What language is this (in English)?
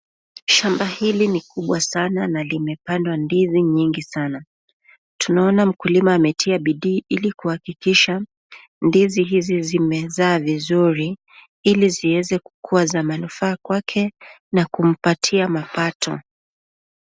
Swahili